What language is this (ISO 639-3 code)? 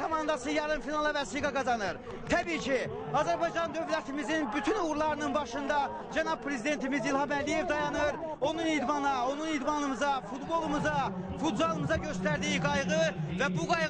tur